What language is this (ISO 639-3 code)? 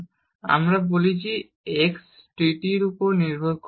ben